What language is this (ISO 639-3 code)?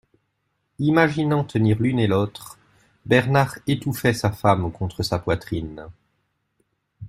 fra